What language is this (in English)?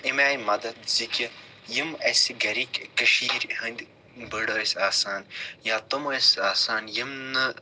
Kashmiri